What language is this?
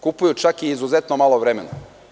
Serbian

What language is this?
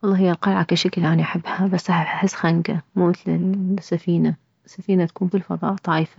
Mesopotamian Arabic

